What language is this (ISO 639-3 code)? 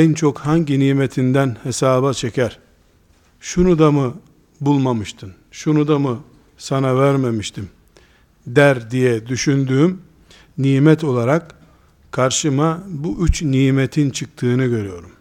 tur